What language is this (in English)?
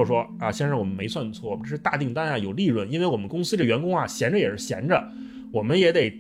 Chinese